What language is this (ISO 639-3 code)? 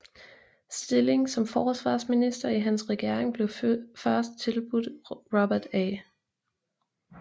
dan